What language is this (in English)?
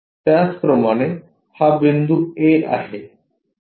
Marathi